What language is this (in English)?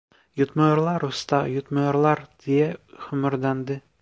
Turkish